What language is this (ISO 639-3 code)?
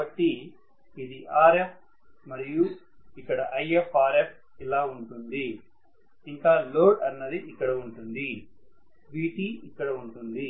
tel